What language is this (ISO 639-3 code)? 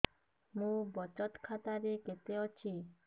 ori